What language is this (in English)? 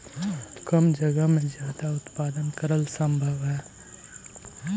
Magahi